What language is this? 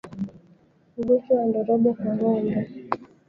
Swahili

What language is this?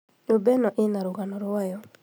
Kikuyu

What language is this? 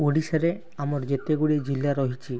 Odia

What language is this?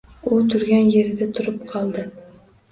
Uzbek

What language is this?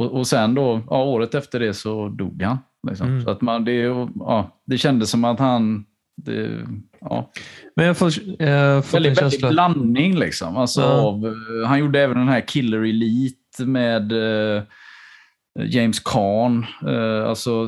Swedish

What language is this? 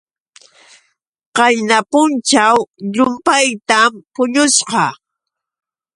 Yauyos Quechua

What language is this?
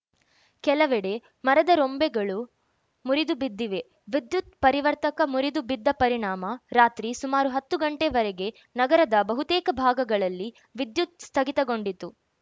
Kannada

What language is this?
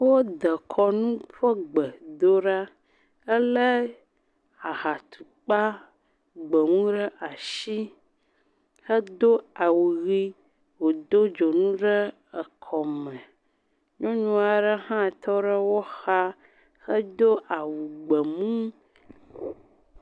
Ewe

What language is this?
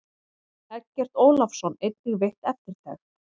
Icelandic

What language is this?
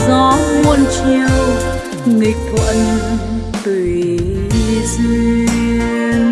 Vietnamese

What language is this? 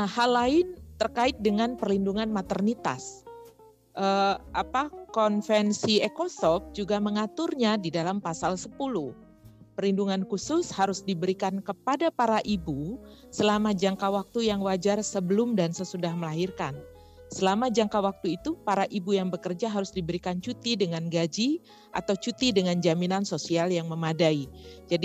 Indonesian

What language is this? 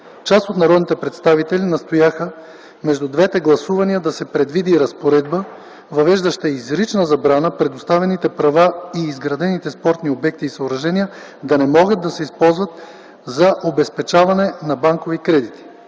Bulgarian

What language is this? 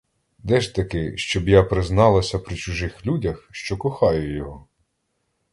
Ukrainian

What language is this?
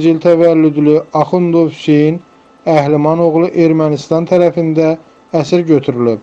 Turkish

